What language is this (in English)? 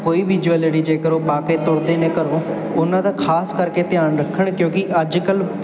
Punjabi